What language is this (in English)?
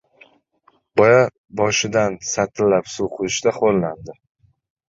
Uzbek